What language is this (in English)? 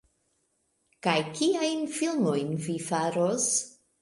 Esperanto